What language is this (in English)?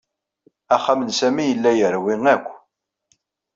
Kabyle